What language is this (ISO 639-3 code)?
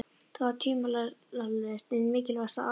isl